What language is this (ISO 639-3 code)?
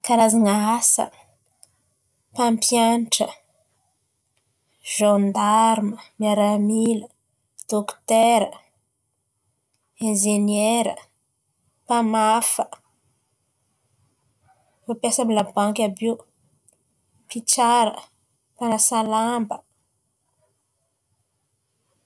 xmv